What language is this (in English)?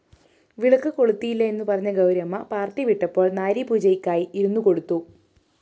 Malayalam